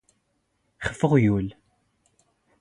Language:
Standard Moroccan Tamazight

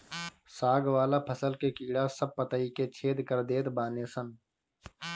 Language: Bhojpuri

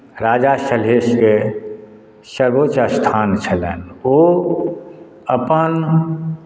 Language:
Maithili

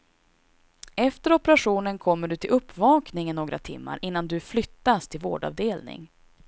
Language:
Swedish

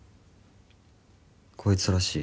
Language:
Japanese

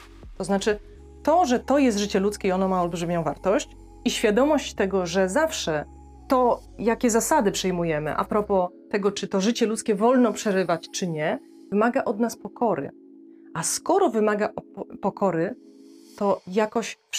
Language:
Polish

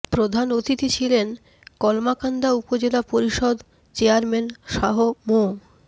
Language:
Bangla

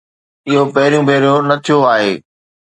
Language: Sindhi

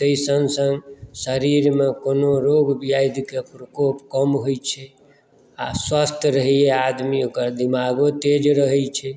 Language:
Maithili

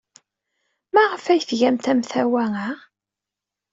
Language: Kabyle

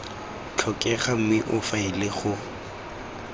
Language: Tswana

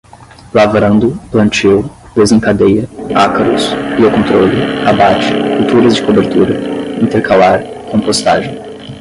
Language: Portuguese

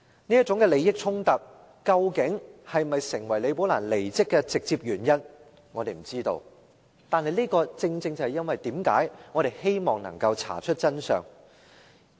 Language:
Cantonese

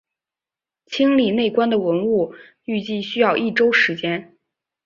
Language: Chinese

